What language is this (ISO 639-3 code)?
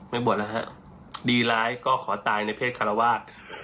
tha